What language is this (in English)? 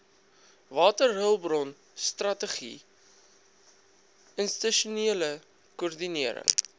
Afrikaans